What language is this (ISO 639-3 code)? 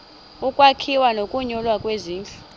xho